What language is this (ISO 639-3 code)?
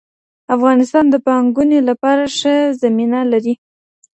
pus